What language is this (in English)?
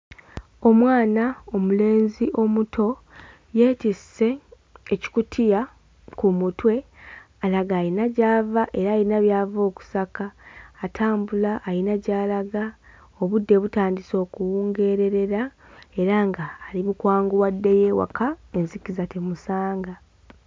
Ganda